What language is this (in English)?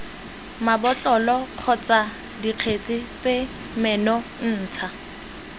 Tswana